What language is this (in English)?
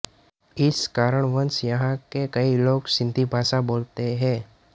Hindi